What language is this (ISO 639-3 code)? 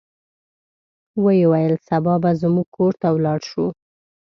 pus